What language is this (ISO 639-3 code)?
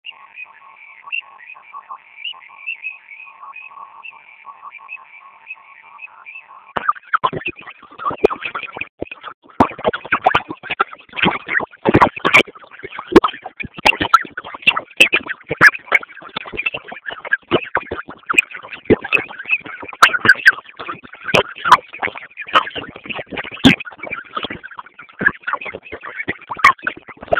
swa